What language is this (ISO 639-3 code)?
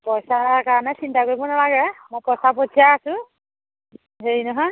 asm